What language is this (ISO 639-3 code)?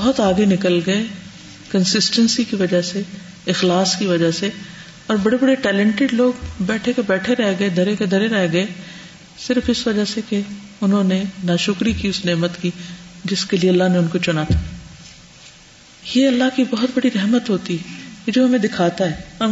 urd